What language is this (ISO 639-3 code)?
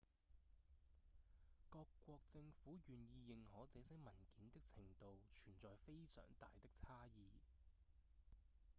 yue